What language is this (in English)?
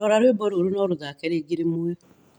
Kikuyu